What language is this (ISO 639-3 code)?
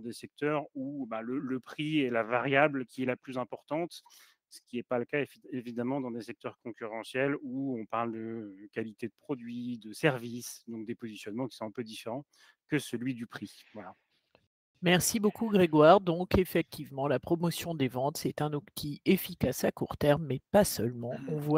fra